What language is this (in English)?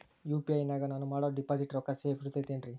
Kannada